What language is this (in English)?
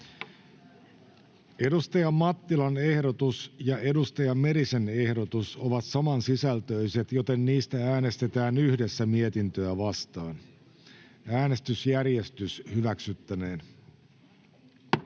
Finnish